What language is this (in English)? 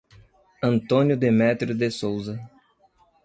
Portuguese